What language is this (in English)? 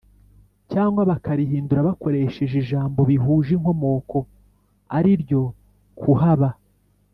Kinyarwanda